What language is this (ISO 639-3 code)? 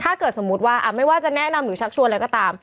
tha